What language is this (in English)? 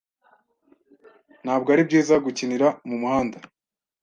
Kinyarwanda